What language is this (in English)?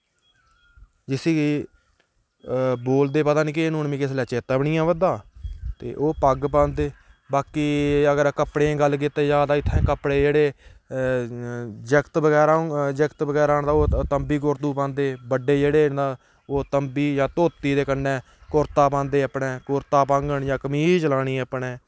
Dogri